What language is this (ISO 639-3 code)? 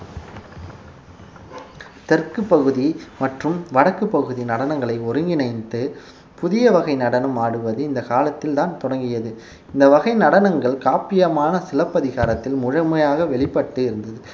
tam